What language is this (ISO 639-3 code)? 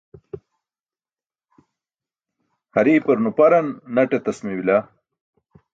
bsk